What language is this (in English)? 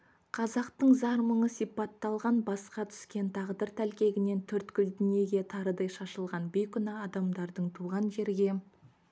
Kazakh